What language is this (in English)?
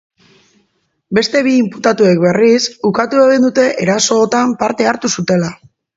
Basque